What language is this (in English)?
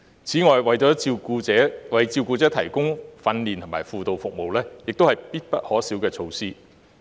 Cantonese